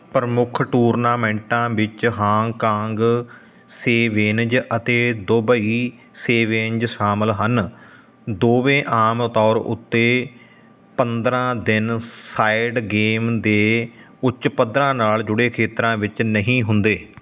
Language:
Punjabi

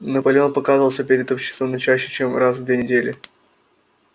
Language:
Russian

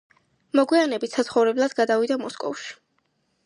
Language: Georgian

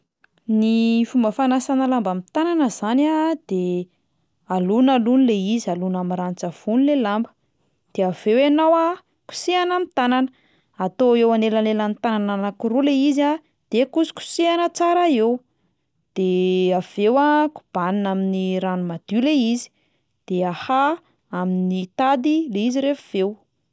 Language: Malagasy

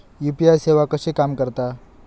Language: Marathi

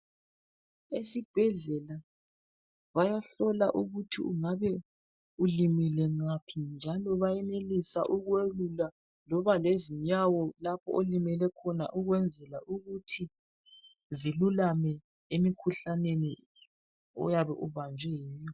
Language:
North Ndebele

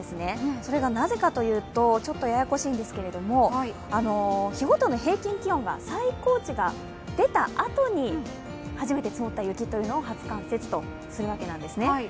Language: Japanese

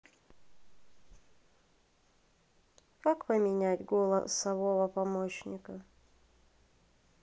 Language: Russian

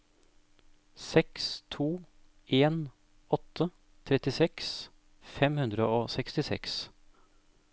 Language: Norwegian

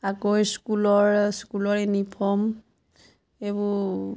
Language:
Assamese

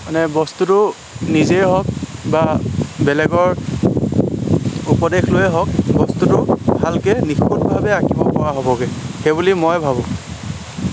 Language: Assamese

